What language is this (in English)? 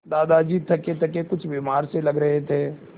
Hindi